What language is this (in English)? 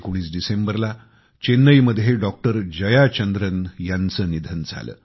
Marathi